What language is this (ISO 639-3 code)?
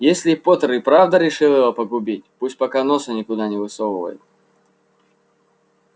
rus